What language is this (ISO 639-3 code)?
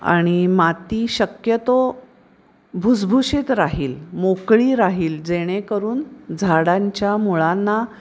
mar